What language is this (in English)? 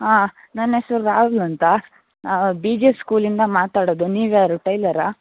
Kannada